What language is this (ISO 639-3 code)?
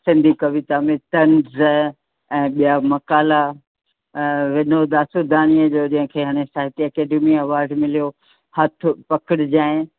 snd